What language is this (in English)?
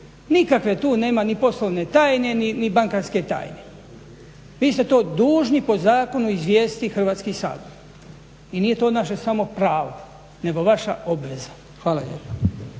Croatian